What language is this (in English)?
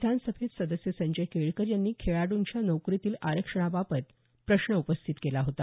Marathi